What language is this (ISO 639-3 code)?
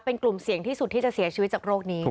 tha